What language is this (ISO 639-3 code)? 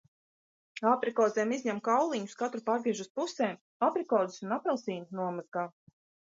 lav